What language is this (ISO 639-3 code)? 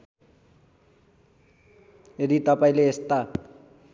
nep